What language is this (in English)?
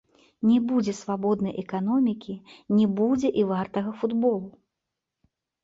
Belarusian